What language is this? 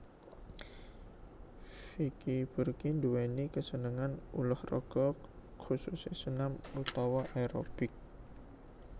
Javanese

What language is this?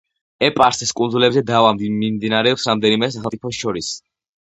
Georgian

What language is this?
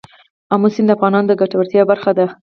Pashto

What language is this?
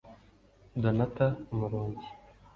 Kinyarwanda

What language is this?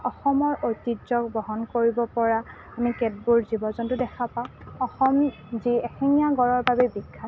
Assamese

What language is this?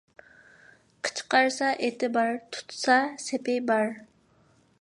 Uyghur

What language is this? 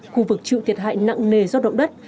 Vietnamese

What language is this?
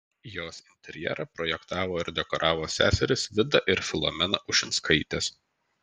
Lithuanian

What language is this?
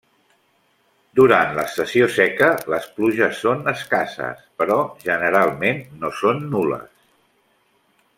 Catalan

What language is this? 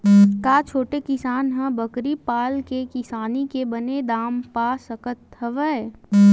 Chhattisgarhi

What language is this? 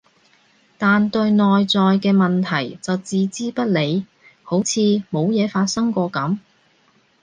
Cantonese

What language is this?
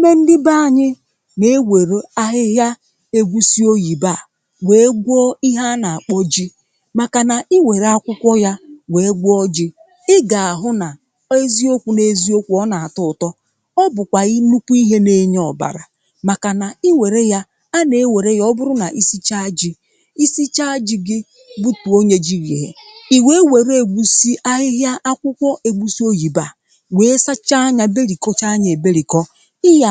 Igbo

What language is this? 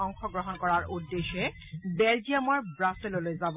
Assamese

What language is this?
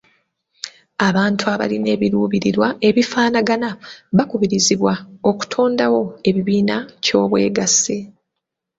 Ganda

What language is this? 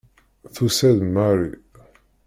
Kabyle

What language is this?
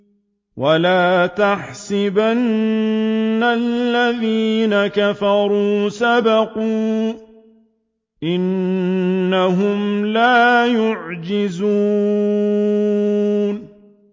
Arabic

